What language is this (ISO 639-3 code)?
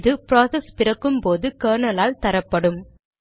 tam